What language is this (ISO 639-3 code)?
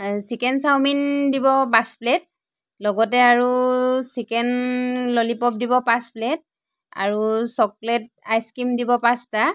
asm